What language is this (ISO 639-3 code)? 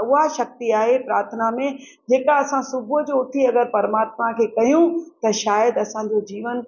snd